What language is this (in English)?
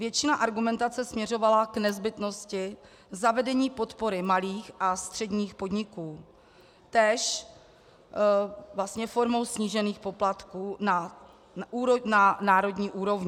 Czech